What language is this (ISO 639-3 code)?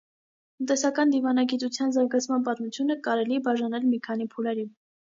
hye